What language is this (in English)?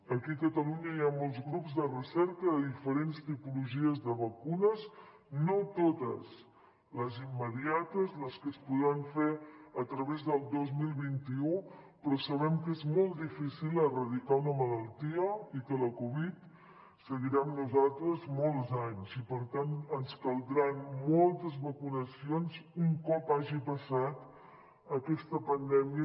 Catalan